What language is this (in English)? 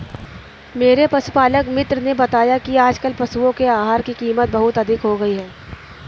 Hindi